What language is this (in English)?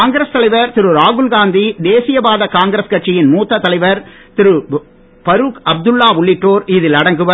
Tamil